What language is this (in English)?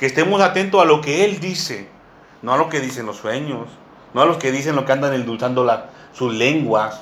Spanish